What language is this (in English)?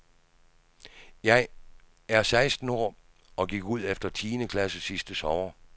Danish